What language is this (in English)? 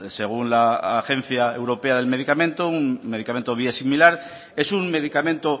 Spanish